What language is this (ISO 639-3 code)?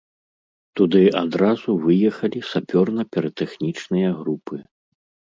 bel